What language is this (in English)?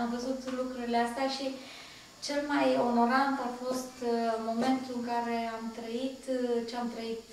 Romanian